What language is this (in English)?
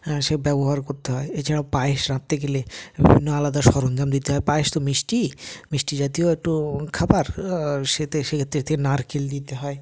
Bangla